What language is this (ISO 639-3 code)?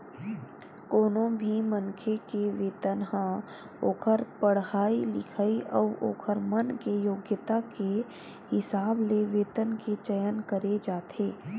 hne